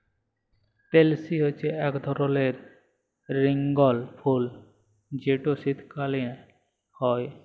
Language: Bangla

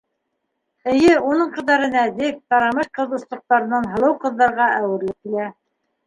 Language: Bashkir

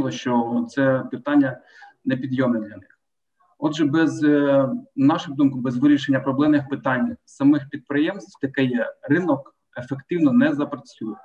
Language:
Ukrainian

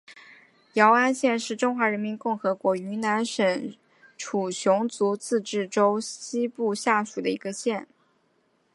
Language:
Chinese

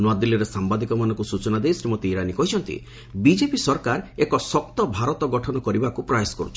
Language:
Odia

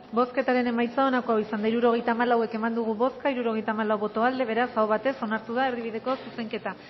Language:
Basque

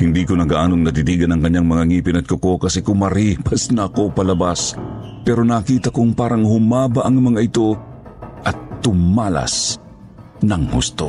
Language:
Filipino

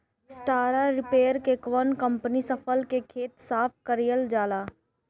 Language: Bhojpuri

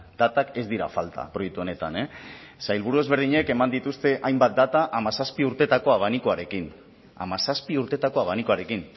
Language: Basque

